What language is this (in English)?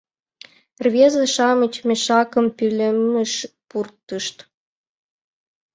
Mari